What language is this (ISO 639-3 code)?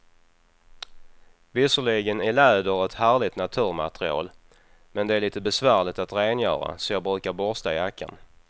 swe